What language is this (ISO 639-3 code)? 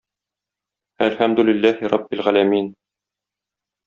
tat